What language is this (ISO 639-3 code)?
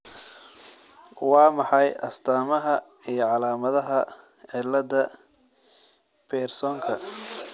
som